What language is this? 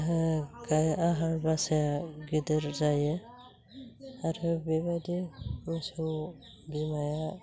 Bodo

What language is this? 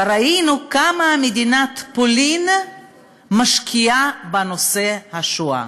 Hebrew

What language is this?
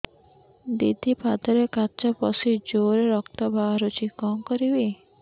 Odia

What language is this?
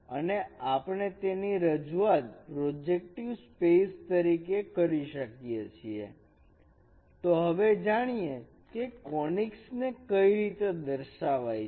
Gujarati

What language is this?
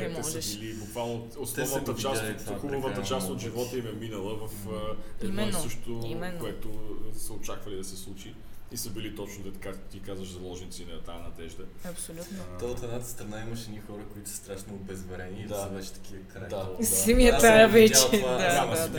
Bulgarian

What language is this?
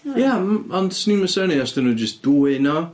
Welsh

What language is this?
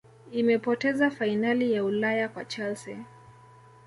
Swahili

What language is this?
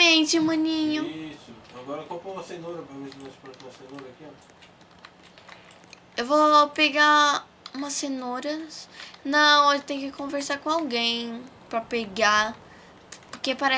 Portuguese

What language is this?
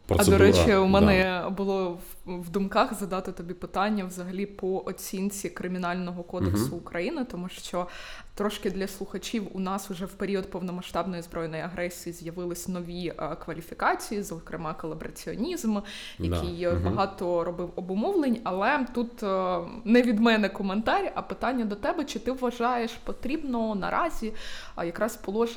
Ukrainian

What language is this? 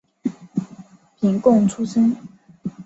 Chinese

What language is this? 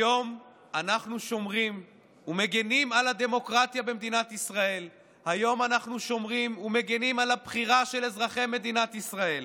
Hebrew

